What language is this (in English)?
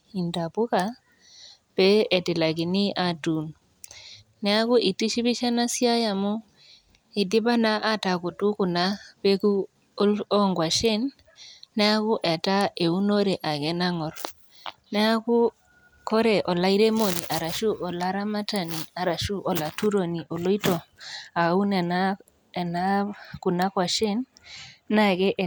Masai